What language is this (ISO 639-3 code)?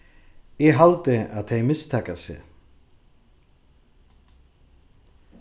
fao